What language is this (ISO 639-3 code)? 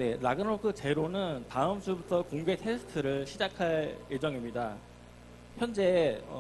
kor